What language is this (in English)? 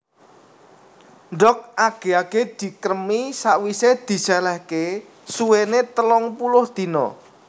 Javanese